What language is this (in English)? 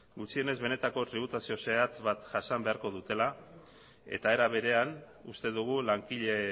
Basque